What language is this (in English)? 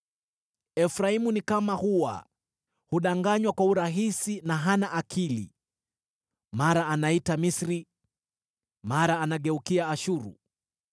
Swahili